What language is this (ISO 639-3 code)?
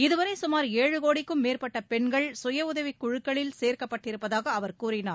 tam